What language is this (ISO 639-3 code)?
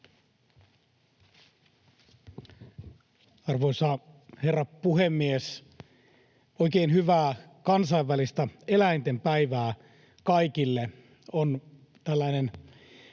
fin